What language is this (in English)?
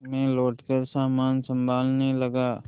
Hindi